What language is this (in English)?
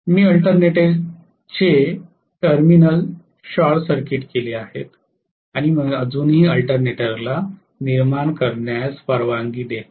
Marathi